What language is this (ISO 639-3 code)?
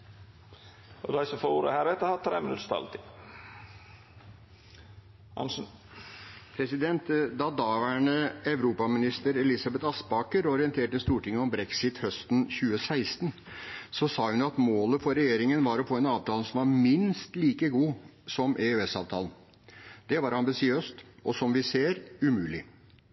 nor